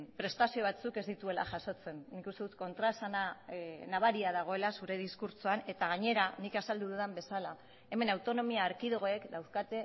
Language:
Basque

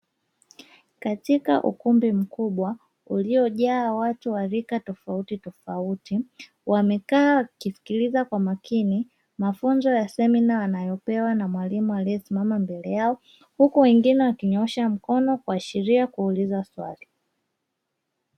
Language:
Swahili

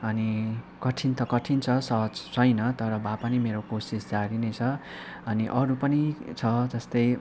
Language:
Nepali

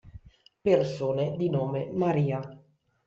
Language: Italian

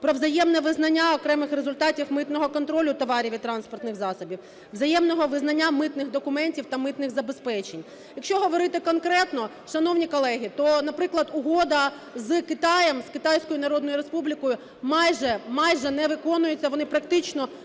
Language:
Ukrainian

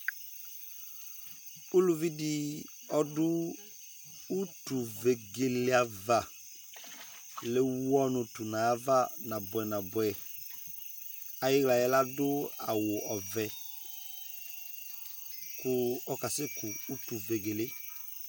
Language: Ikposo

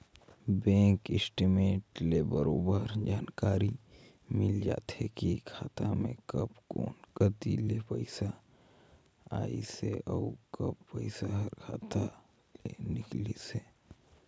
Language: Chhattisgarhi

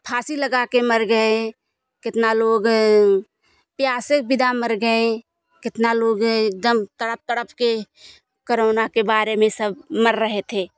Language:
Hindi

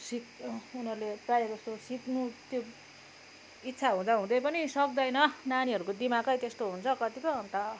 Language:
Nepali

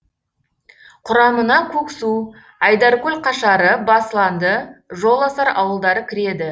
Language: Kazakh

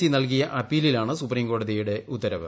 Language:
Malayalam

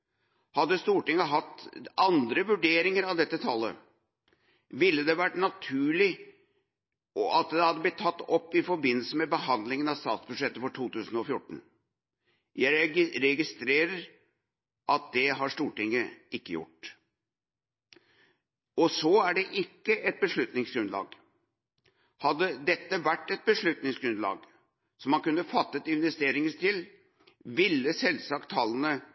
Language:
Norwegian Bokmål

